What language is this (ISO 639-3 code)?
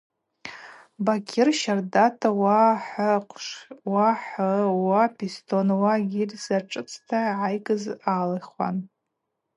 abq